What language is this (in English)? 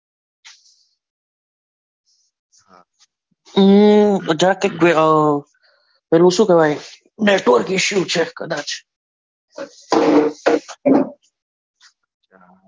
Gujarati